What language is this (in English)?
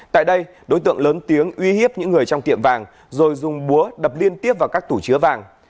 Vietnamese